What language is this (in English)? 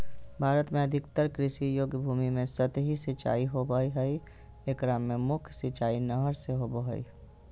Magahi